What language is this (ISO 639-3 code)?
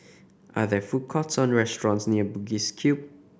eng